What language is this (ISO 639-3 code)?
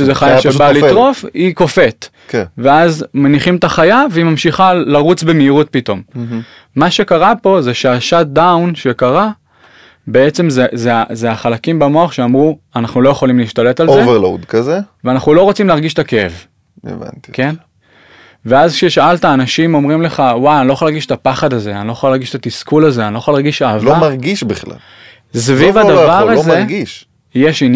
heb